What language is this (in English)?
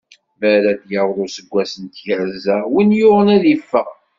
Kabyle